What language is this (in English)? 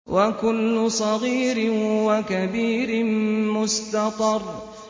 Arabic